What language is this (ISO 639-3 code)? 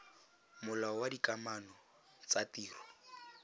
tsn